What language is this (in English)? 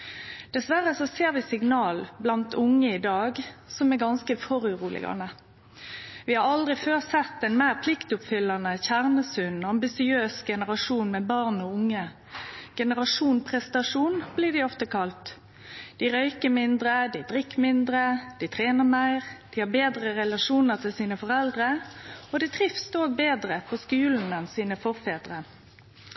Norwegian Nynorsk